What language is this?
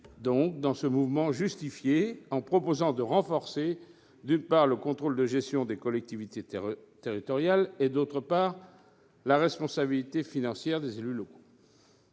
French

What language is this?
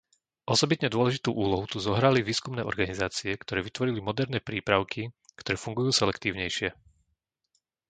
Slovak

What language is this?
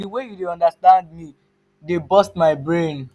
Nigerian Pidgin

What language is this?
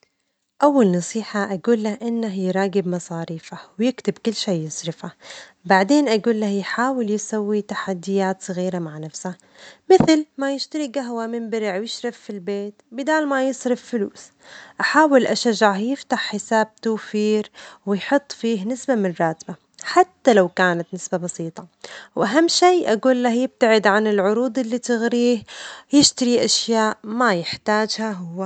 Omani Arabic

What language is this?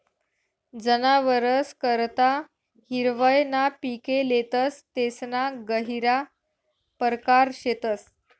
Marathi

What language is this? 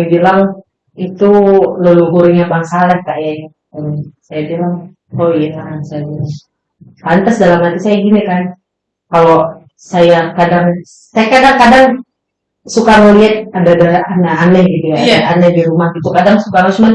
Indonesian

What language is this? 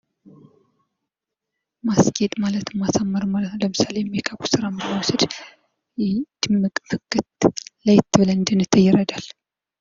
Amharic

